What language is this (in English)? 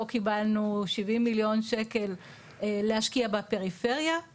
Hebrew